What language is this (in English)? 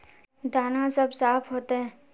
Magahi